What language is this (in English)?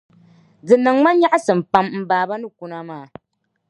Dagbani